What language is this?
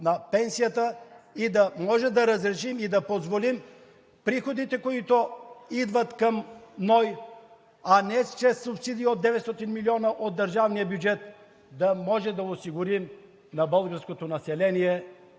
Bulgarian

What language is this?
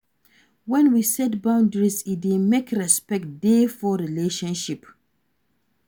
Nigerian Pidgin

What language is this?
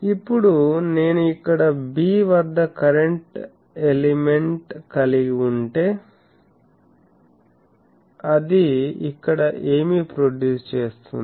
Telugu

